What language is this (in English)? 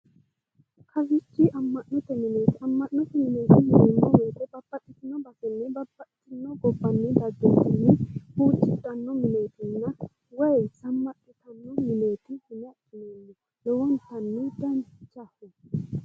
Sidamo